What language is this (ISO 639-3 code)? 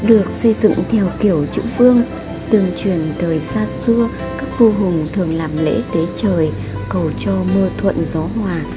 vie